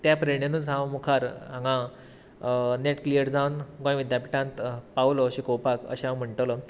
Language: Konkani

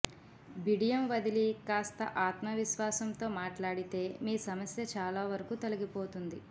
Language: Telugu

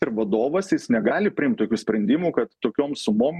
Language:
Lithuanian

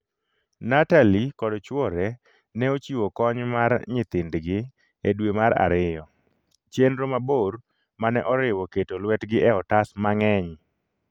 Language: Luo (Kenya and Tanzania)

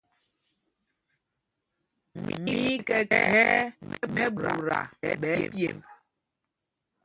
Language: Mpumpong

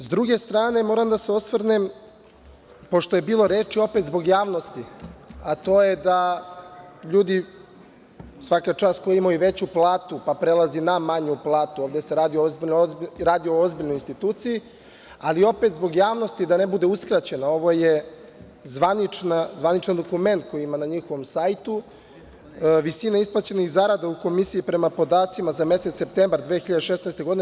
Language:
Serbian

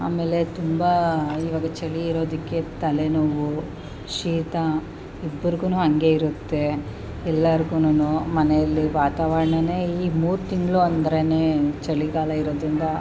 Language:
Kannada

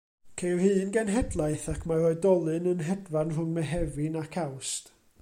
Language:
Welsh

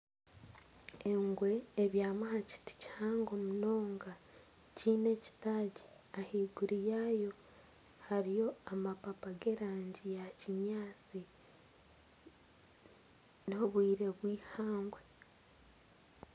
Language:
Nyankole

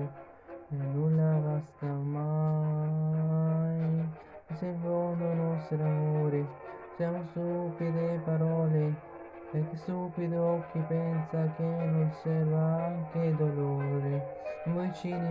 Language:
Italian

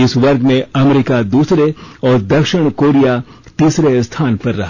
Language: Hindi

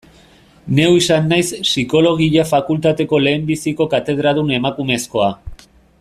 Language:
Basque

